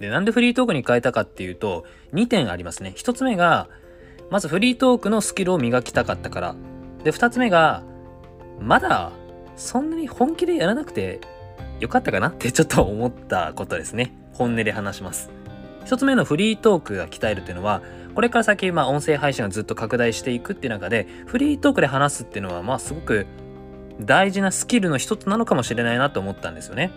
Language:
Japanese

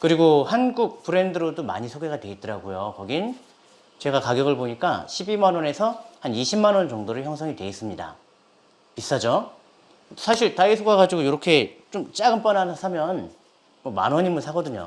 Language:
Korean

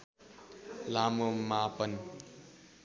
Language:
Nepali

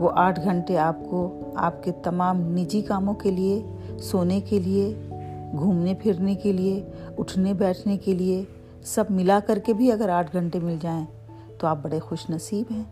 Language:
Urdu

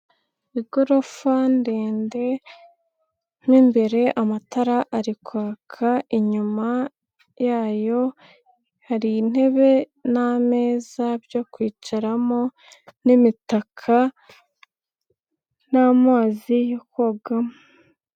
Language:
Kinyarwanda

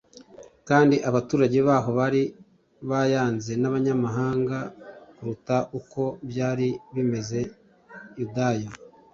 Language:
Kinyarwanda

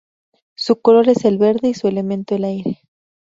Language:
Spanish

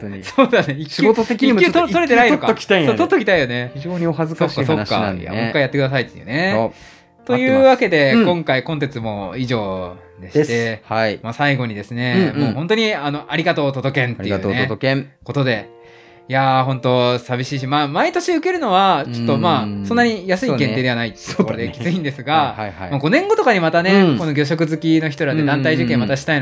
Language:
Japanese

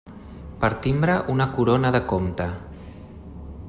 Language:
Catalan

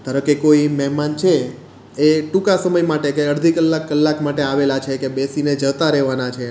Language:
Gujarati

